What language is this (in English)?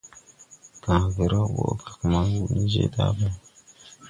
Tupuri